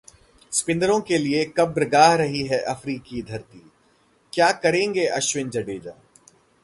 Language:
Hindi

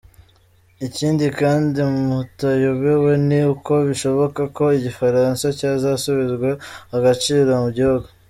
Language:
Kinyarwanda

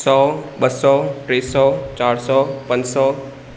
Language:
Sindhi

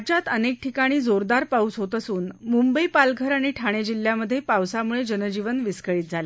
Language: Marathi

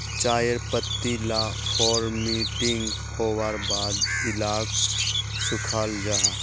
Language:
Magahi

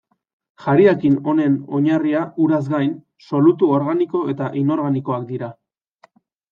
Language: Basque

